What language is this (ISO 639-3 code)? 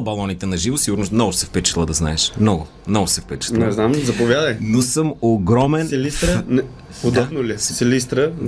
bul